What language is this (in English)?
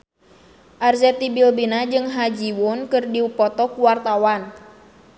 Sundanese